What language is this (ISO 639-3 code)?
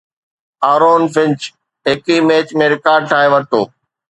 snd